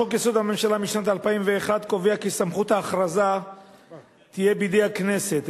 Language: Hebrew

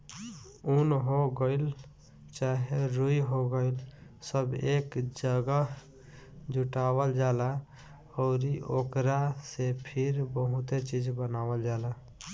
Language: Bhojpuri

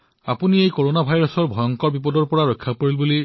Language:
Assamese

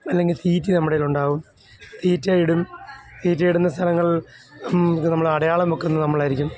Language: Malayalam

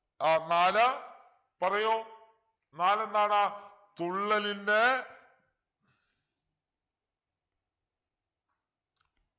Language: Malayalam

